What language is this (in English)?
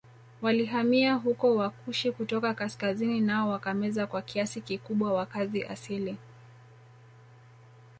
Swahili